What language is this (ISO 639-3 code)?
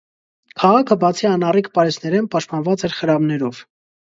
hye